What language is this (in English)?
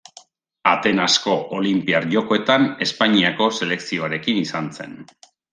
Basque